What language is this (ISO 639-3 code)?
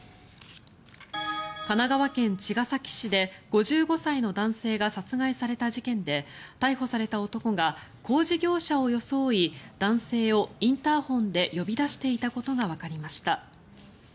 jpn